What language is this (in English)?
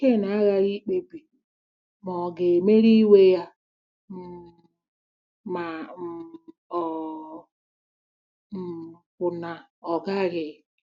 Igbo